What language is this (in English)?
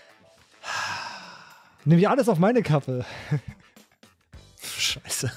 German